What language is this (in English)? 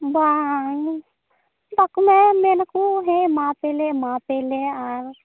Santali